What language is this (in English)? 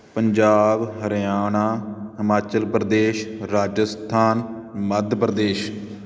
Punjabi